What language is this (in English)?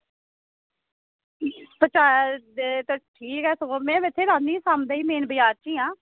Dogri